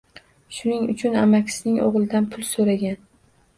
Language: Uzbek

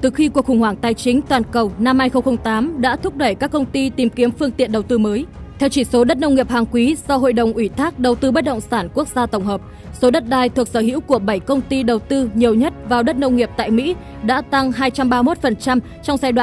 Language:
Vietnamese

